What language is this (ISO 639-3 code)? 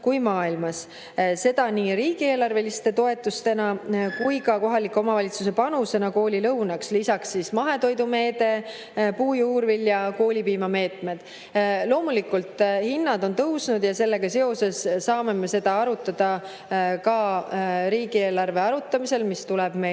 est